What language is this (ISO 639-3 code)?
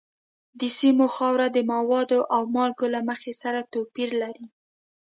pus